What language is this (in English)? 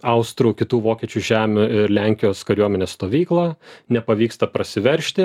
Lithuanian